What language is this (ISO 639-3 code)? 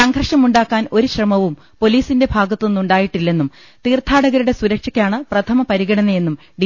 mal